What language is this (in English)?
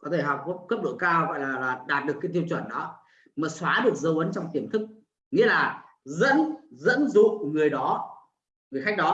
Vietnamese